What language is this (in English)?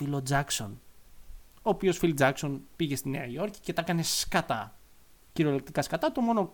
Greek